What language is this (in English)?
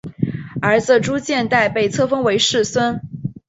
Chinese